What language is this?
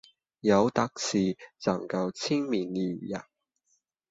Cantonese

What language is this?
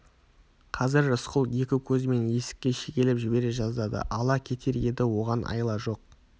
Kazakh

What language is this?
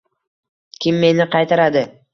Uzbek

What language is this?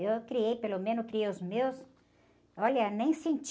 Portuguese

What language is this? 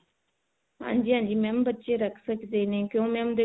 Punjabi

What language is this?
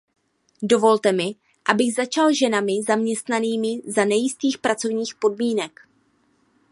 Czech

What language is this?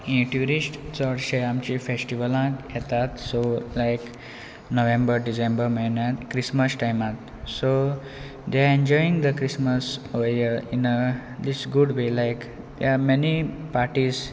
Konkani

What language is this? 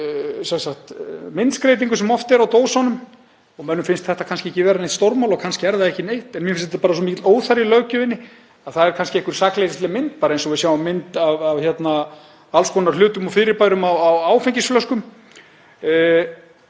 Icelandic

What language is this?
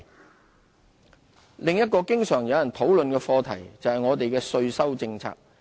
Cantonese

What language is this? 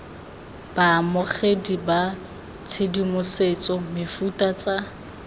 Tswana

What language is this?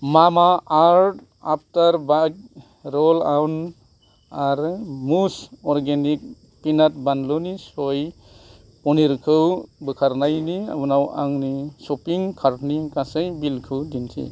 Bodo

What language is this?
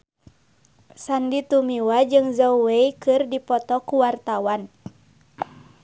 Sundanese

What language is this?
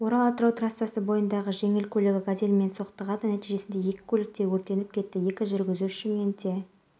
Kazakh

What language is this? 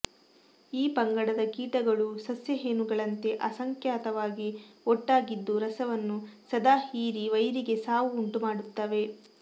Kannada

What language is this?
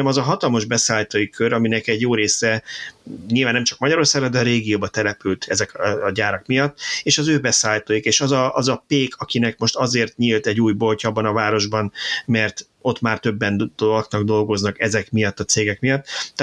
Hungarian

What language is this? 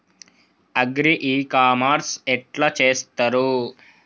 Telugu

